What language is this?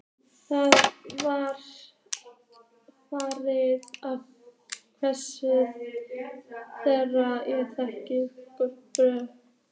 Icelandic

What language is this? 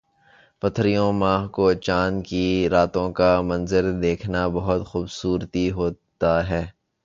Urdu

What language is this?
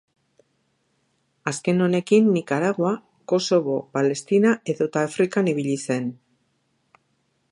Basque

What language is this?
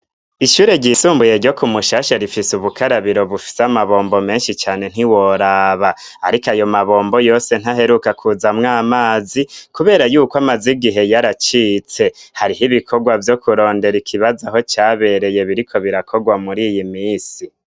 Rundi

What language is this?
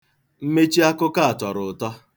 Igbo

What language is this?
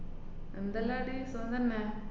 Malayalam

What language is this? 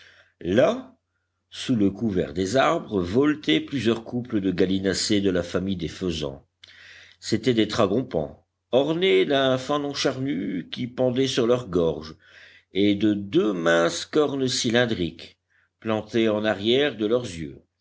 French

